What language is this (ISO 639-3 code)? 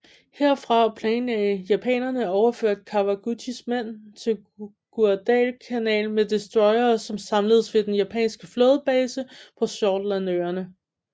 dan